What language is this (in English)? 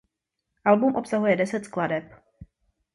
Czech